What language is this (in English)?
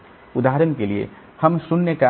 Hindi